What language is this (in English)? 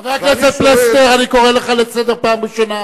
Hebrew